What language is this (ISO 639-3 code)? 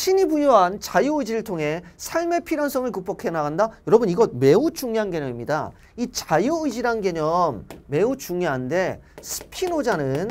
kor